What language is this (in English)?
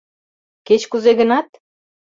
Mari